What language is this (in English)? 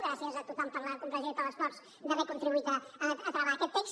Catalan